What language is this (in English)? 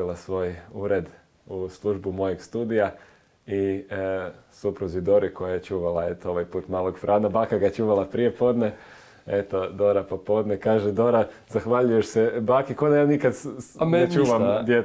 Croatian